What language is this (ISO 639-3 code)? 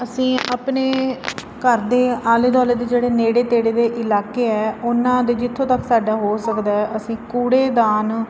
pan